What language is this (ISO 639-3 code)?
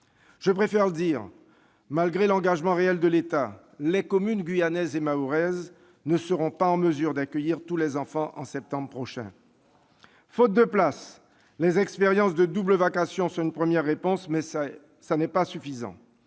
fra